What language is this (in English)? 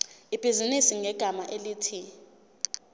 Zulu